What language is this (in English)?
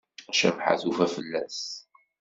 Kabyle